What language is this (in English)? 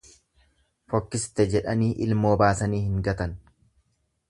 Oromo